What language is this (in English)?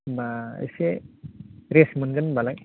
Bodo